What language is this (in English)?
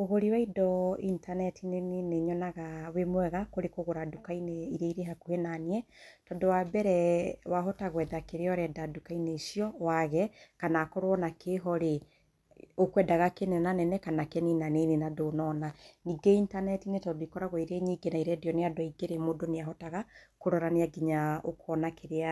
Kikuyu